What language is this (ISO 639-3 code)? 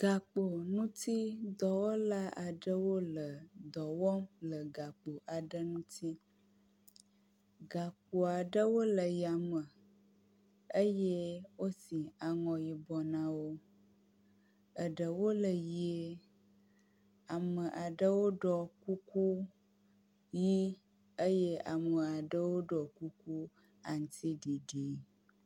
ewe